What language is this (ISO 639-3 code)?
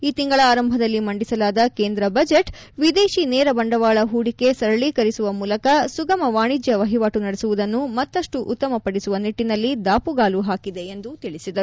kan